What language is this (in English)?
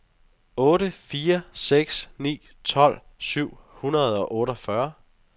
Danish